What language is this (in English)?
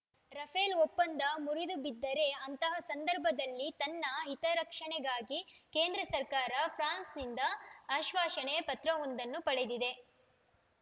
Kannada